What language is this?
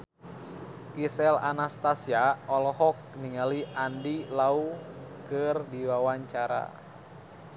Sundanese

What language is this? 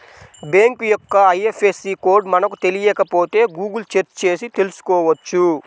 Telugu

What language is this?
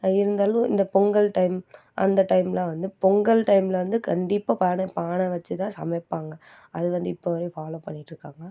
Tamil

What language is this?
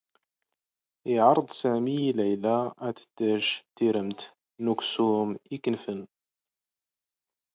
Standard Moroccan Tamazight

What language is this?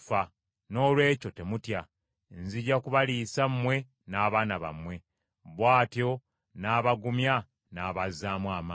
Ganda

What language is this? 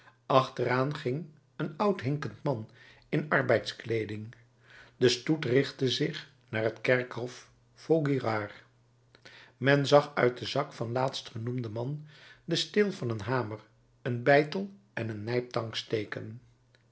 Dutch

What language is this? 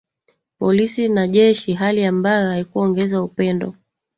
Swahili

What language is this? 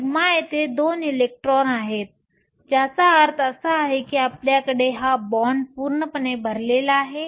Marathi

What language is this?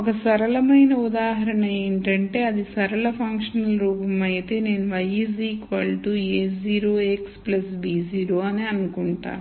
Telugu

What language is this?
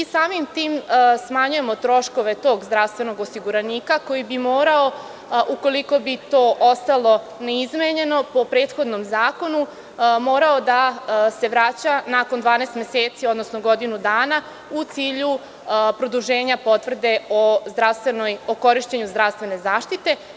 Serbian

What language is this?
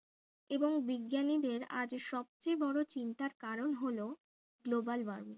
Bangla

